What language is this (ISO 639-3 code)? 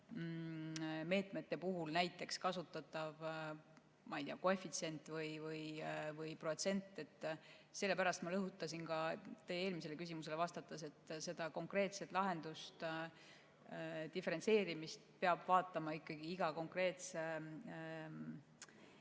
est